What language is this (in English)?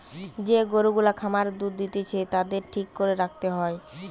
Bangla